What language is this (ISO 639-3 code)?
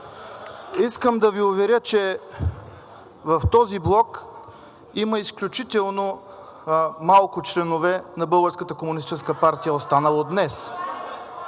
bul